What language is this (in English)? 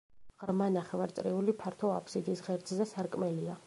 Georgian